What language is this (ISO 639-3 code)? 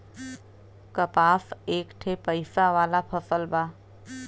bho